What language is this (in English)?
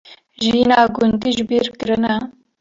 Kurdish